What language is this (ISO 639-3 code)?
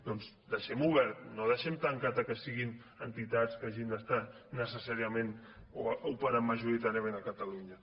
cat